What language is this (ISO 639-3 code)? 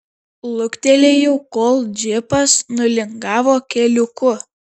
lit